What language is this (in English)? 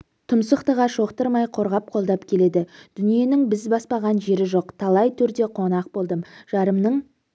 Kazakh